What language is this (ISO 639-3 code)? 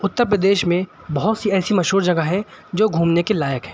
urd